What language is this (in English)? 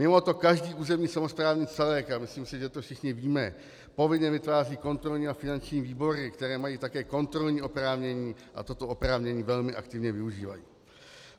Czech